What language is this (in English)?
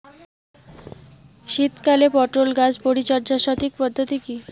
Bangla